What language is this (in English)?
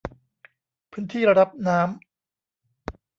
Thai